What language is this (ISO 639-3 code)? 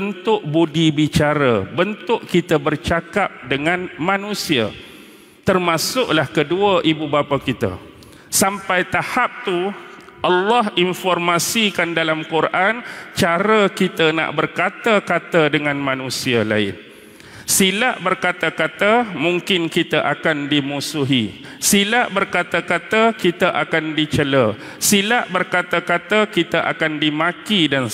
msa